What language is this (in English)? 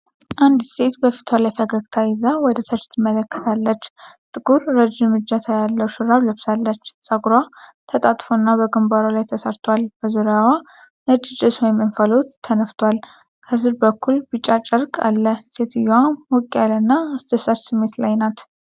Amharic